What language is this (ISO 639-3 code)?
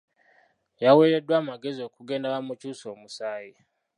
lug